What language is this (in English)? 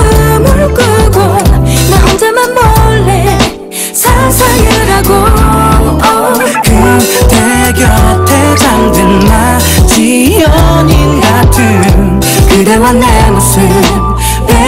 Korean